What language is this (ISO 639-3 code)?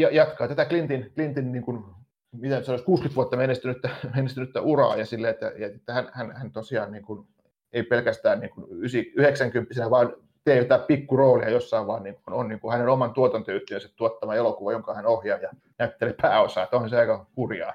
fin